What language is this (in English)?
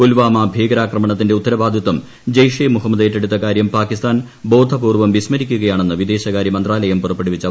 Malayalam